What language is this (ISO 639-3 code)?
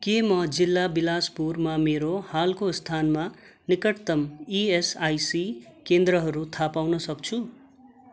nep